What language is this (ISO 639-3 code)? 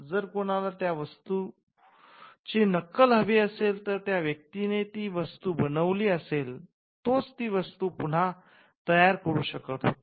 mar